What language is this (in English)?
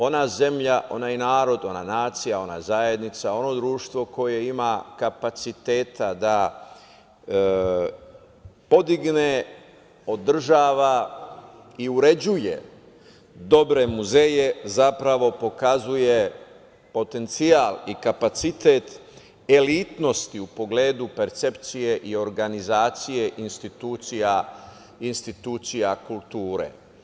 Serbian